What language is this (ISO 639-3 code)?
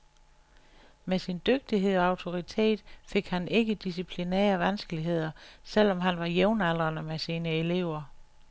dan